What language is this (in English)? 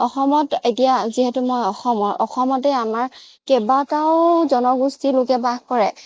Assamese